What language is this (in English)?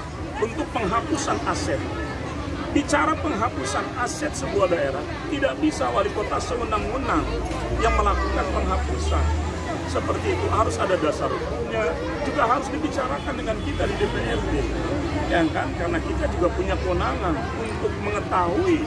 Indonesian